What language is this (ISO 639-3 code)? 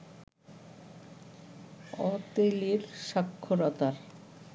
ben